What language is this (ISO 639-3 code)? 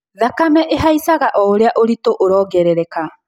kik